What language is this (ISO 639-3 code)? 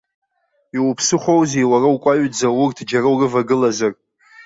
abk